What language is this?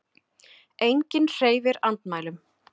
Icelandic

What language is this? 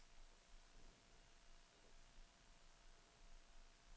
Danish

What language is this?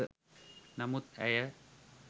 Sinhala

